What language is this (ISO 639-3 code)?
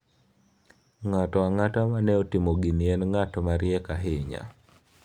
luo